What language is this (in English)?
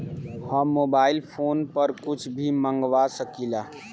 Bhojpuri